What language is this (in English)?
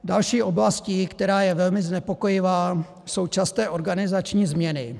Czech